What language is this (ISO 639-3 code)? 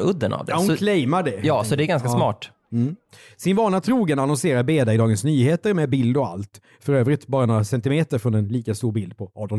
swe